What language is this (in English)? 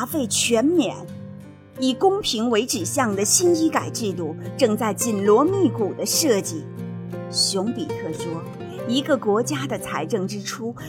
Chinese